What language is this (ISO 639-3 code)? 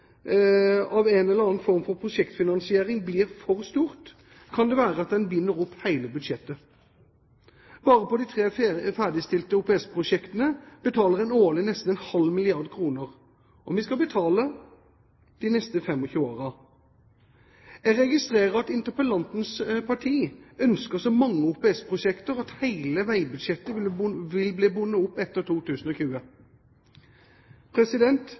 nob